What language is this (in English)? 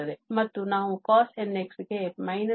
Kannada